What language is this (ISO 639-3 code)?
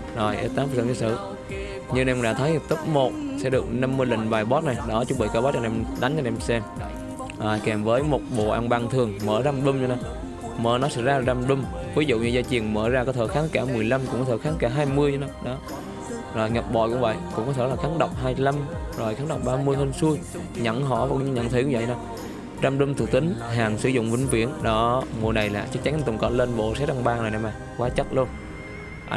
vie